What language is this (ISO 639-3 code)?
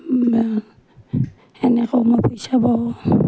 asm